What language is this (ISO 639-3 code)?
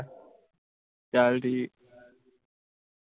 pan